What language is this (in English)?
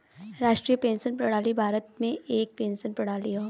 Bhojpuri